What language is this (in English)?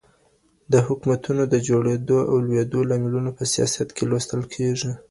Pashto